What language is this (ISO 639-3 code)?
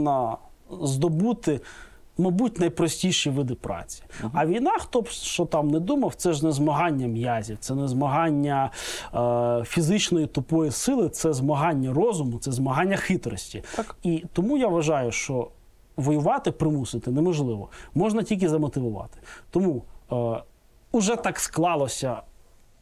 ukr